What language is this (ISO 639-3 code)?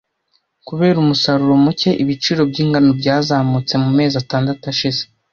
kin